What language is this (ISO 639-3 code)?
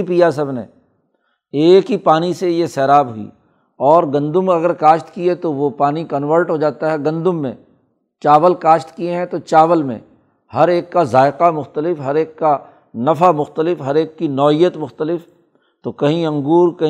urd